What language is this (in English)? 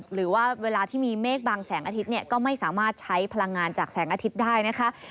Thai